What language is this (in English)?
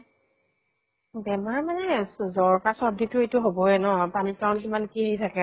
Assamese